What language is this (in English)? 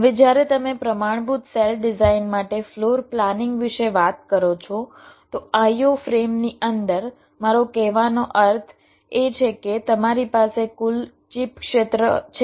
Gujarati